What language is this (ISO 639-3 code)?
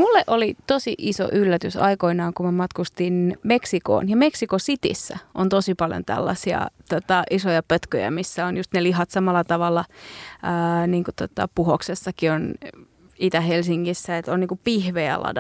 fin